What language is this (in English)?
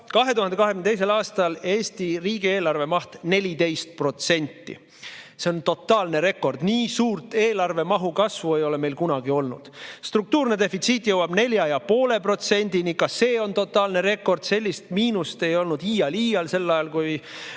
Estonian